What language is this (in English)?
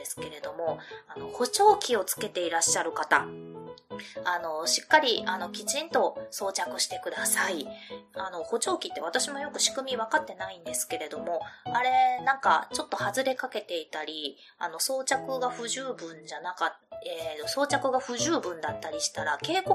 Japanese